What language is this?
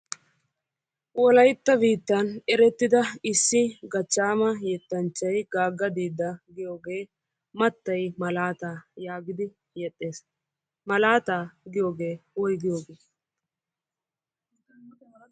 Wolaytta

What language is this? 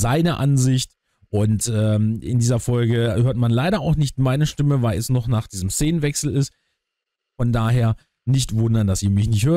German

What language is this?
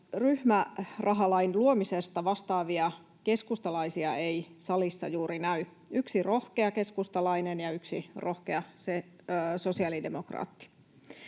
Finnish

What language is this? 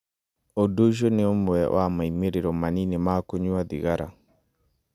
Kikuyu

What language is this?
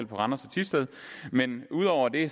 Danish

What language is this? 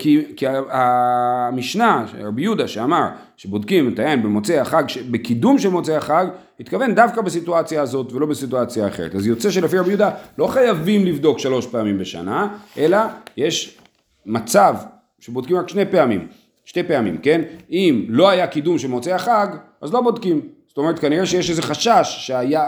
Hebrew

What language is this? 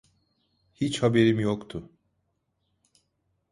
Turkish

